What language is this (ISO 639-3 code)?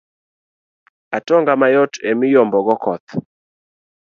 luo